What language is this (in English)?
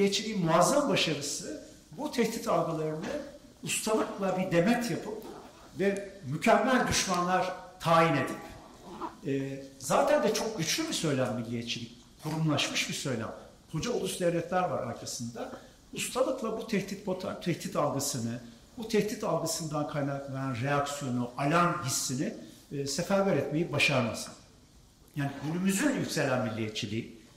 Turkish